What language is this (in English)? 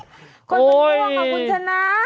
Thai